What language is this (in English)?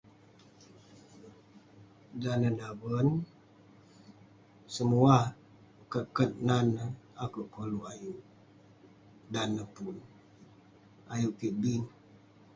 Western Penan